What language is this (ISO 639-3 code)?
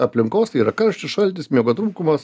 lit